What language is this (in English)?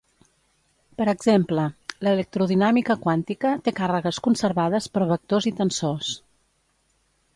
Catalan